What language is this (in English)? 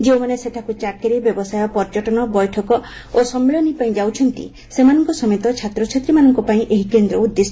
Odia